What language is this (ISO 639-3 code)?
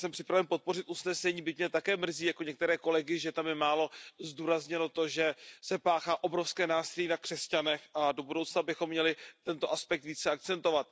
ces